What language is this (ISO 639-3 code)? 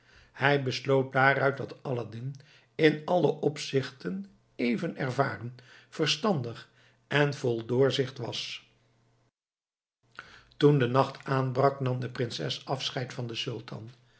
nld